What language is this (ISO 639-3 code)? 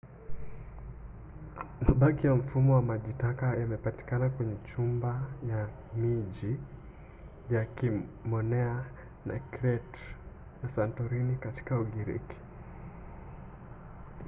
swa